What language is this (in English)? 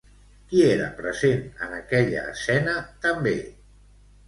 Catalan